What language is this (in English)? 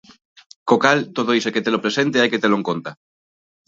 Galician